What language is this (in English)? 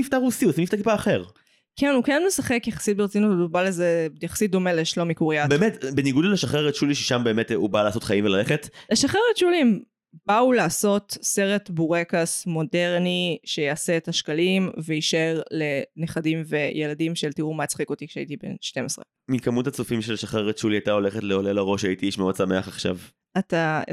Hebrew